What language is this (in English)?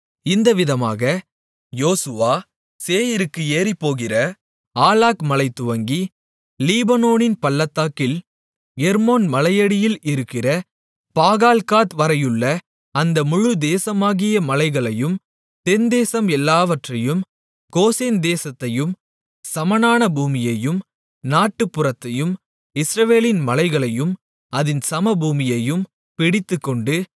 Tamil